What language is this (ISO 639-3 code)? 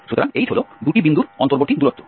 ben